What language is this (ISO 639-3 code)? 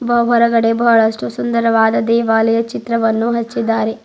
kan